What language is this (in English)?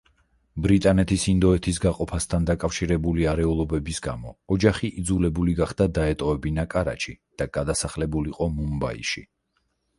Georgian